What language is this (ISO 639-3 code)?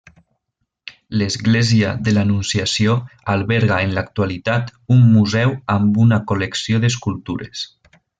cat